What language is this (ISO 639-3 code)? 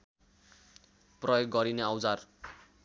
nep